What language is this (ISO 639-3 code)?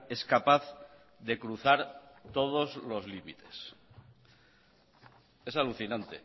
spa